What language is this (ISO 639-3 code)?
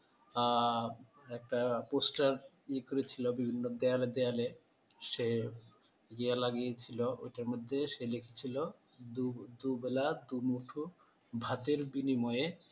ben